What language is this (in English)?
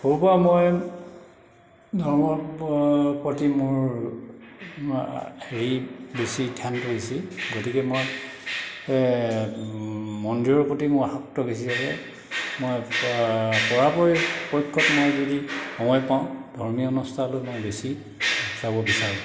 Assamese